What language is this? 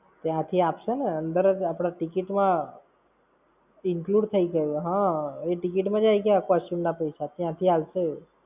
Gujarati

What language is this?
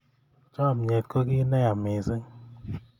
Kalenjin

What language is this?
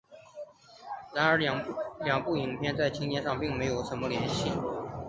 Chinese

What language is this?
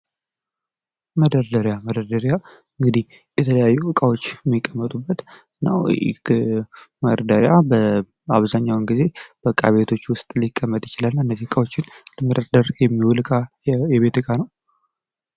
Amharic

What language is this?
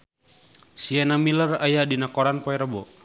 Sundanese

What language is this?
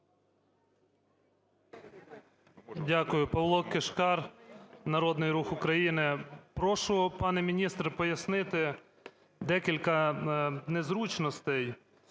Ukrainian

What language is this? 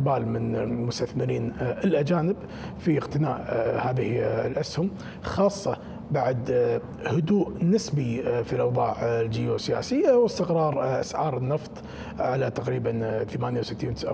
Arabic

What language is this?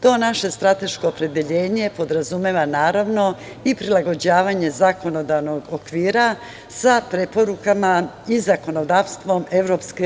Serbian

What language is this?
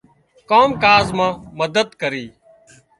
Wadiyara Koli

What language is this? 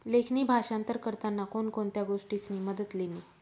Marathi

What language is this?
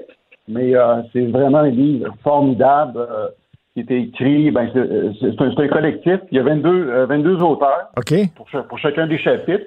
French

